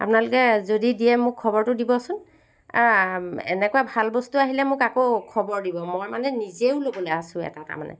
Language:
Assamese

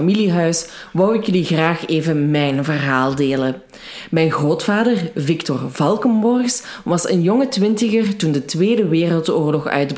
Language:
Dutch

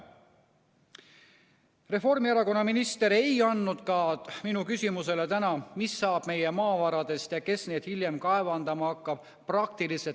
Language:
Estonian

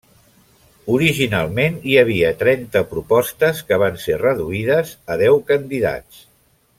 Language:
Catalan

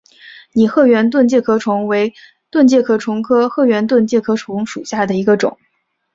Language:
Chinese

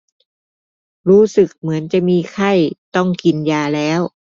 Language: Thai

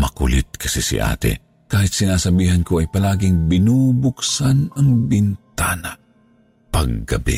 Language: Filipino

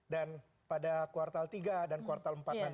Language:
Indonesian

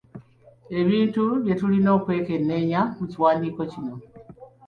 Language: Ganda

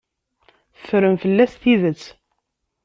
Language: Kabyle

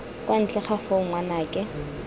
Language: Tswana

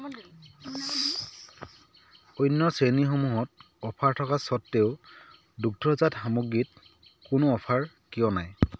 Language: Assamese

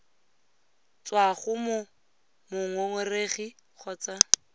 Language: Tswana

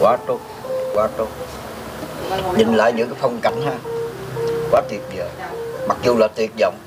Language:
Vietnamese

